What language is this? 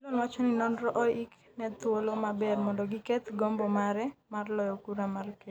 Luo (Kenya and Tanzania)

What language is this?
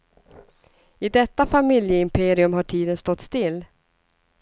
Swedish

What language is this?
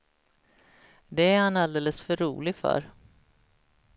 Swedish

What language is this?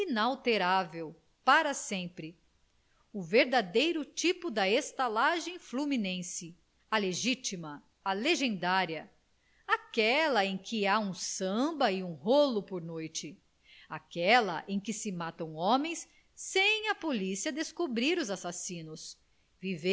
Portuguese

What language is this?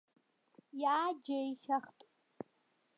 Abkhazian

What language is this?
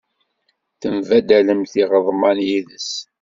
Kabyle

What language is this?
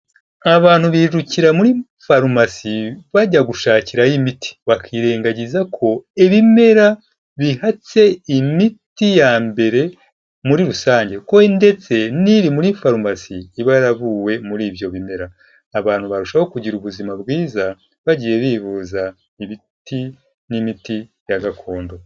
Kinyarwanda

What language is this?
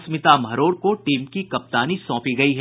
Hindi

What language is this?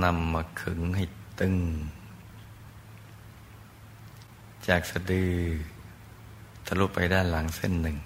Thai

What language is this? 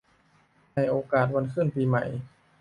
Thai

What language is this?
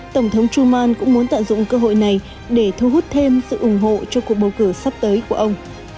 Vietnamese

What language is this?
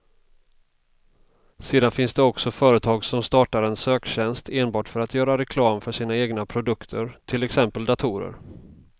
Swedish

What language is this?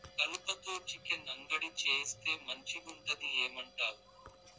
Telugu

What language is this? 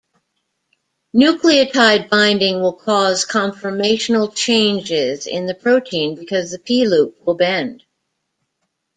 English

